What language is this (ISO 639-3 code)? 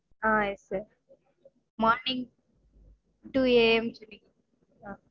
tam